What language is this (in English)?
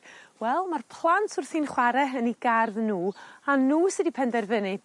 Welsh